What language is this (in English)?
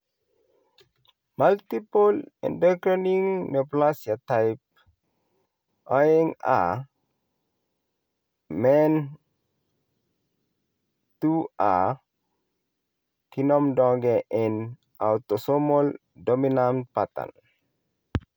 Kalenjin